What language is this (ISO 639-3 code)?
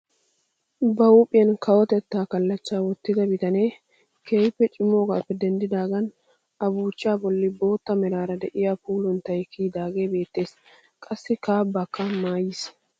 wal